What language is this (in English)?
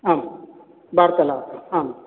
Sanskrit